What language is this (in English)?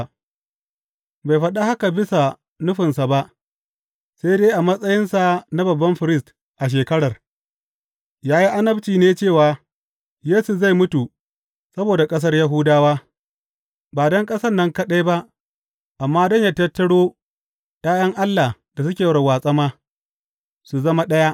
Hausa